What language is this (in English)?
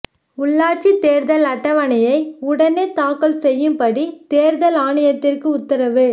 Tamil